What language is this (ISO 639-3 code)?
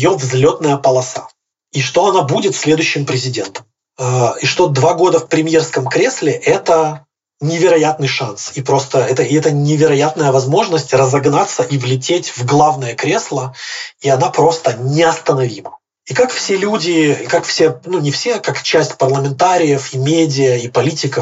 rus